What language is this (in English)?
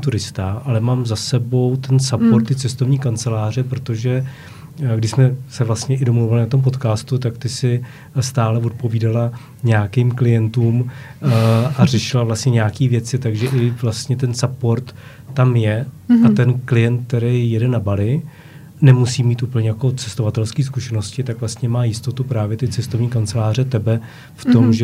Czech